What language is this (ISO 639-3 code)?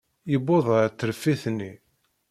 kab